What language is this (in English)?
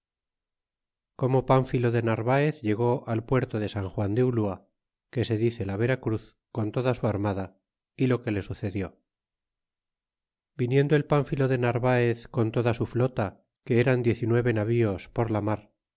Spanish